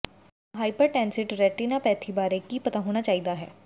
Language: Punjabi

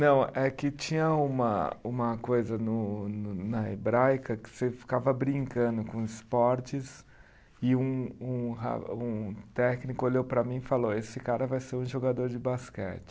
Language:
Portuguese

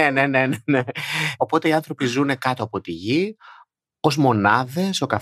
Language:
Greek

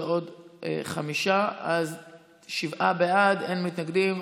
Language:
Hebrew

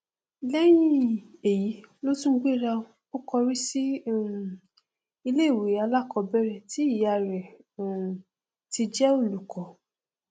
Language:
Yoruba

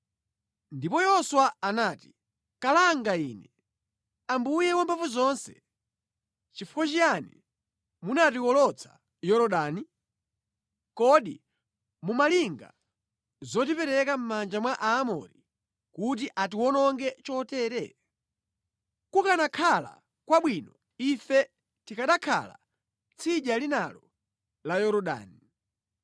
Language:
Nyanja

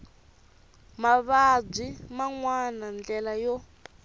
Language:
Tsonga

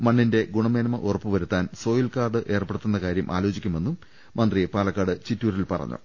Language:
Malayalam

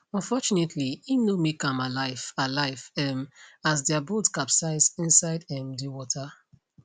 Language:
Nigerian Pidgin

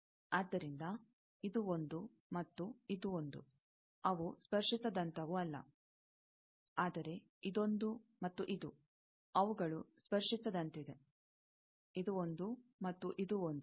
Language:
Kannada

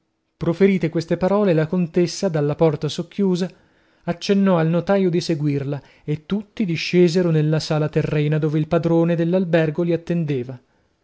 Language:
Italian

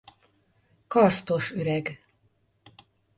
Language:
Hungarian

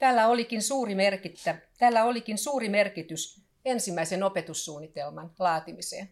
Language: Finnish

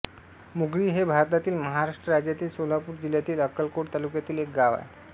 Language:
Marathi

